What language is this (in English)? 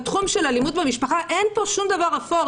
Hebrew